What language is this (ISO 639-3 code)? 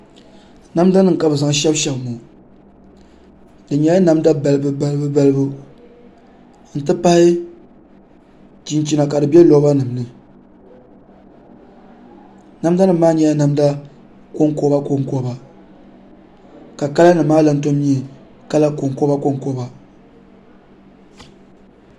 dag